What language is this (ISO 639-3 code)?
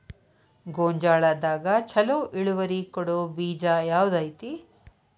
kan